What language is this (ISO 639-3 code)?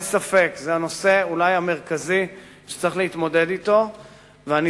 heb